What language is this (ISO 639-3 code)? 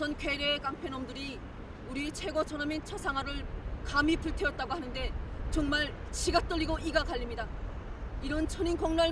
kor